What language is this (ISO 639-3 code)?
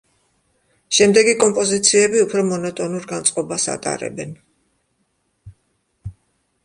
kat